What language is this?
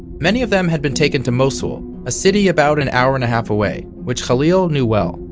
English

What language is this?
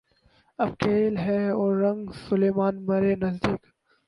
Urdu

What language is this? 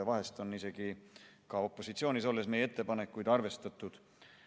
Estonian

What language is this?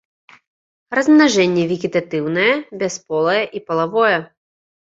Belarusian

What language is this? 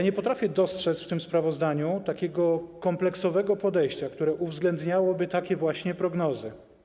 Polish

